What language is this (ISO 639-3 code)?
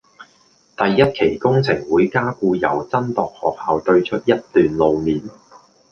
yue